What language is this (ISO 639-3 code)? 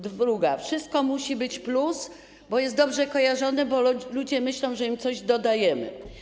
pol